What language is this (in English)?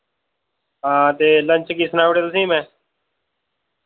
Dogri